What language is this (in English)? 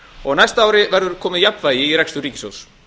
Icelandic